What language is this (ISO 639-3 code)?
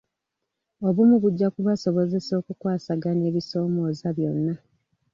lug